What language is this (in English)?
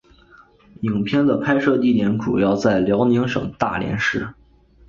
Chinese